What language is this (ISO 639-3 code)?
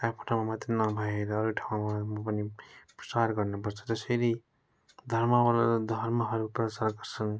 nep